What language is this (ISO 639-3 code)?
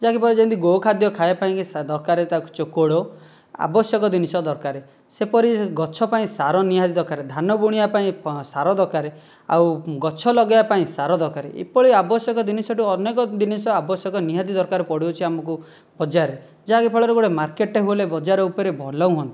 ori